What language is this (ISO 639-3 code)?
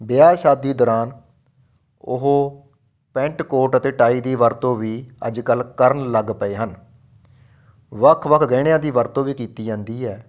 pan